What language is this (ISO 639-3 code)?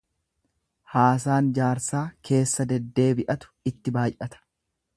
orm